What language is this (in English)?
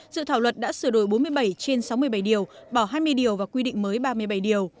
Vietnamese